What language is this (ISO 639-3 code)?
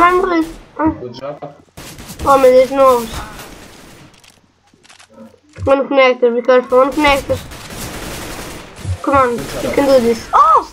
por